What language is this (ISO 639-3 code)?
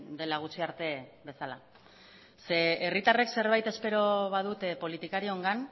eus